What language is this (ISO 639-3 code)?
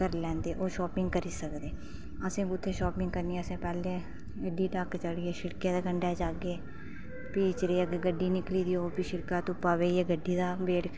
doi